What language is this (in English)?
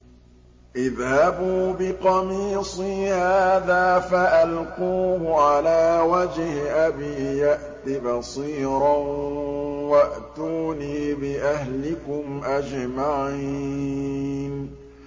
Arabic